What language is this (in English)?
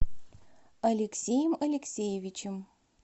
Russian